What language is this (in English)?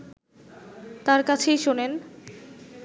Bangla